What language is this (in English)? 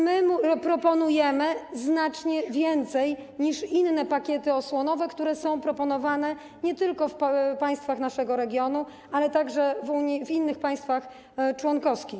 Polish